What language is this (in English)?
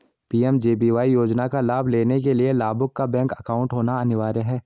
Hindi